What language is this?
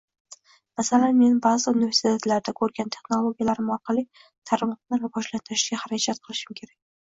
Uzbek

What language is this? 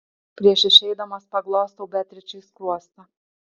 Lithuanian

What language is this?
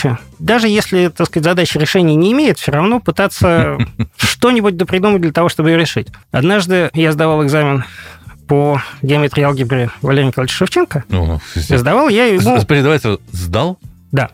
Russian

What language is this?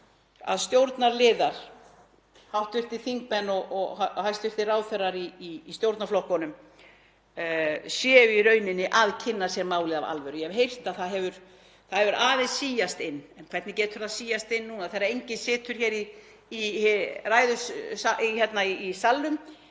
Icelandic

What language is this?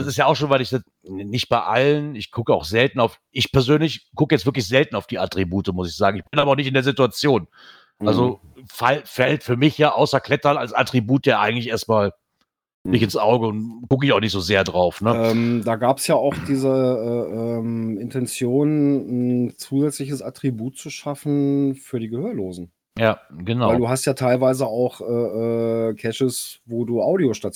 German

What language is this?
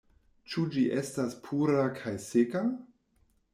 Esperanto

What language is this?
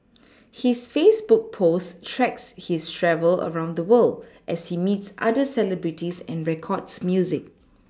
English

